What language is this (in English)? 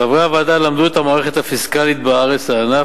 Hebrew